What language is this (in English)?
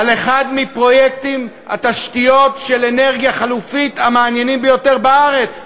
Hebrew